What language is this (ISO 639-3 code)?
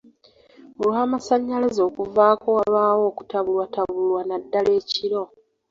lug